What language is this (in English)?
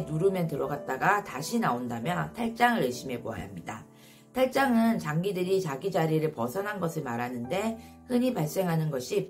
Korean